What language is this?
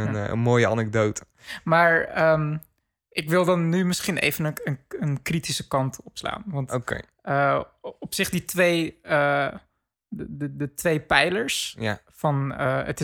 Dutch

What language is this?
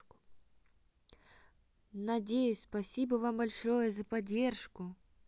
Russian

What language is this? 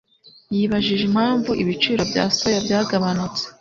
Kinyarwanda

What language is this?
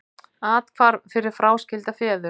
Icelandic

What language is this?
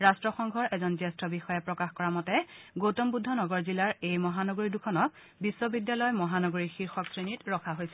Assamese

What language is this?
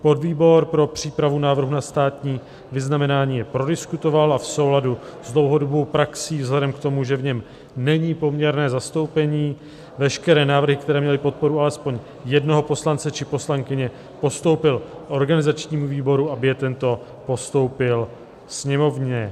Czech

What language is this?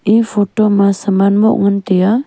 Wancho Naga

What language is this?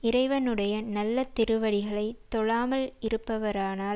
Tamil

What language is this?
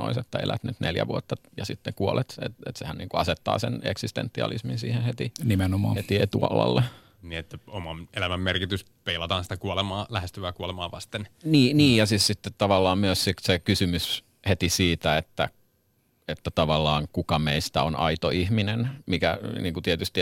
Finnish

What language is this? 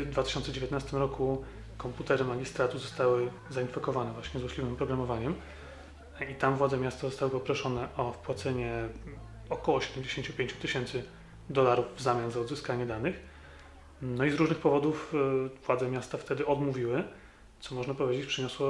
Polish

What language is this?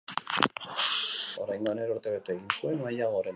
Basque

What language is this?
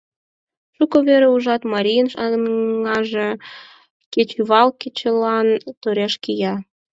Mari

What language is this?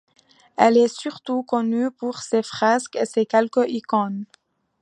French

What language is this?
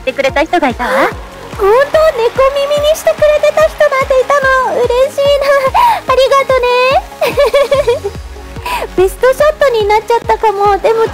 Japanese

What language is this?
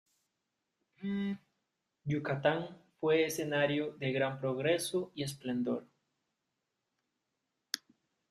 Spanish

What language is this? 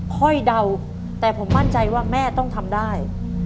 Thai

